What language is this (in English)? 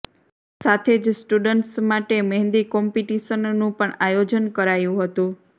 Gujarati